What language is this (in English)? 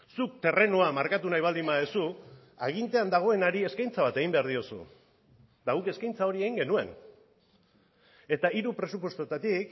Basque